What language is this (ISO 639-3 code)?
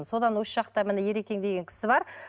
kaz